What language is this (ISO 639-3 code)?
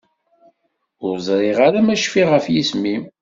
kab